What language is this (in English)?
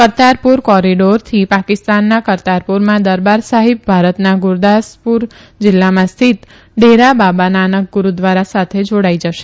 Gujarati